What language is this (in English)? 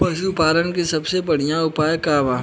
Bhojpuri